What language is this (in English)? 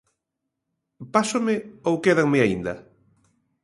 Galician